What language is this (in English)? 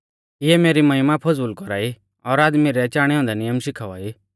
Mahasu Pahari